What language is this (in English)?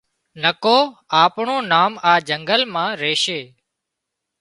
Wadiyara Koli